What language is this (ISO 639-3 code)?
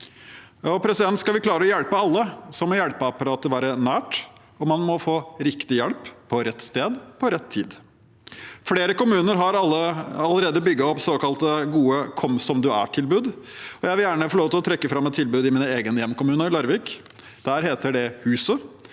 nor